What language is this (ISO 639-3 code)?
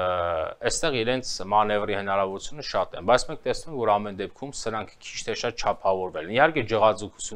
ron